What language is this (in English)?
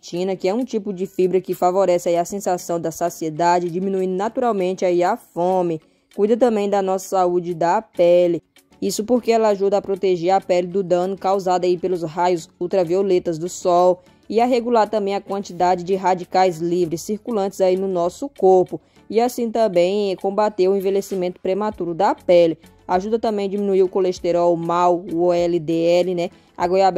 Portuguese